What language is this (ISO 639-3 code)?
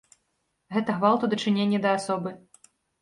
bel